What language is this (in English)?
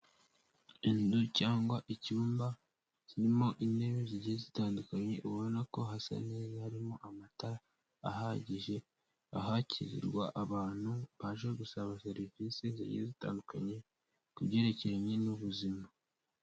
Kinyarwanda